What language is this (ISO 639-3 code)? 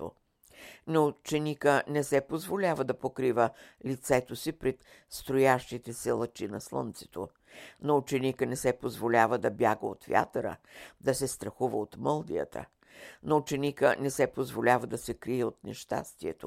bul